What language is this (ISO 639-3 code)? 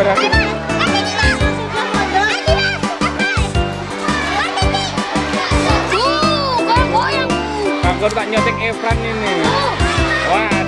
ind